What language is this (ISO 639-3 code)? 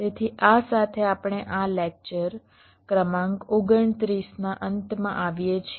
guj